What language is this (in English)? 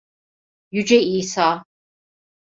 Turkish